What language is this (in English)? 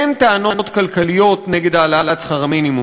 Hebrew